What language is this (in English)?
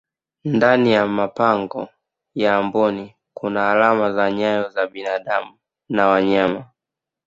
Swahili